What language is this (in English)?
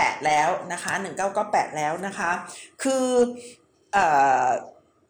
Thai